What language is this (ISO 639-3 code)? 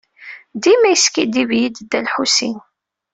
kab